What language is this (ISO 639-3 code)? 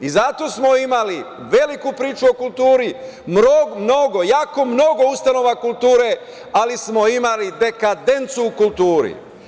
srp